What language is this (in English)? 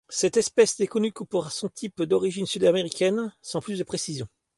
French